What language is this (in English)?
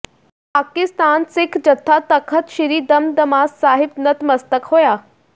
Punjabi